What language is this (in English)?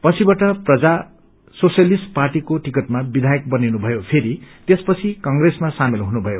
Nepali